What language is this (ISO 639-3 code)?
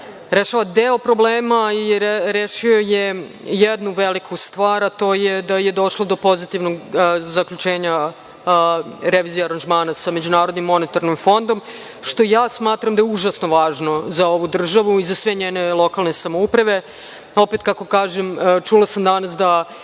srp